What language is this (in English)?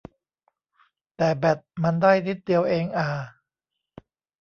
Thai